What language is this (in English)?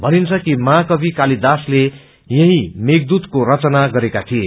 Nepali